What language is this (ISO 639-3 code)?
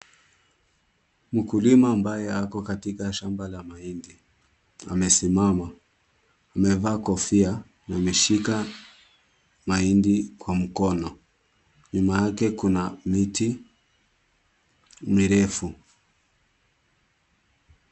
swa